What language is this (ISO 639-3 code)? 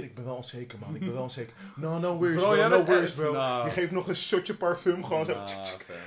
nld